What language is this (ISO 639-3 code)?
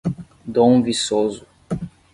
por